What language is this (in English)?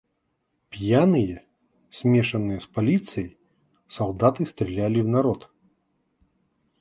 Russian